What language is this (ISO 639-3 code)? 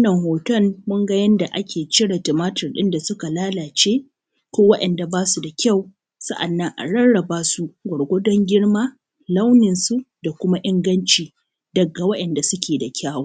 hau